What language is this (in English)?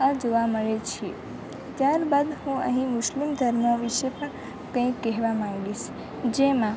Gujarati